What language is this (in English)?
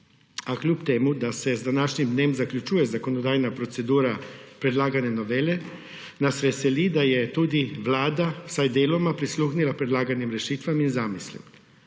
Slovenian